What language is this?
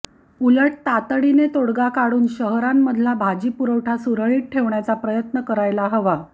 Marathi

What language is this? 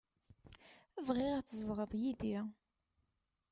Kabyle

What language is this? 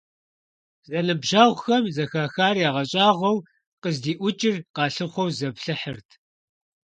Kabardian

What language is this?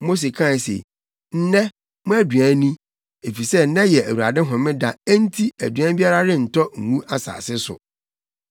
Akan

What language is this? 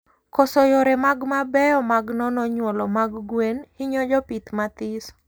Luo (Kenya and Tanzania)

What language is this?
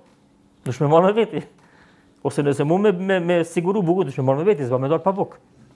Romanian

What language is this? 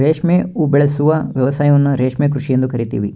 Kannada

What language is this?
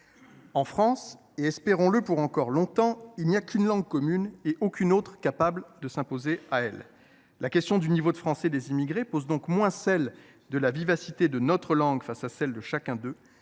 French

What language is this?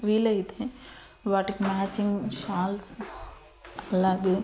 Telugu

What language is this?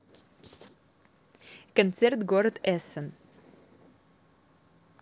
Russian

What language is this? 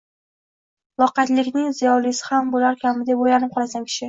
Uzbek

